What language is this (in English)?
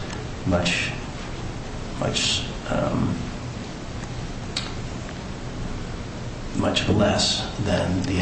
English